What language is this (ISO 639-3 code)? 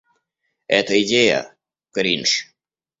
rus